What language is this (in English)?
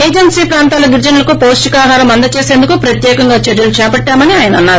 Telugu